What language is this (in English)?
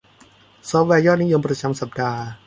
Thai